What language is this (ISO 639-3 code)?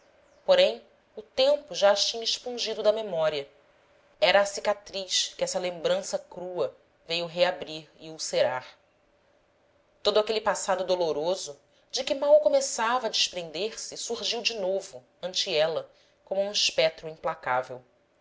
por